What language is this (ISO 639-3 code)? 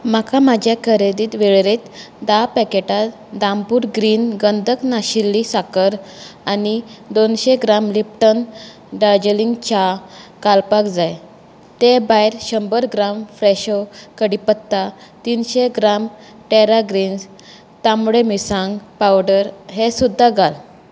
kok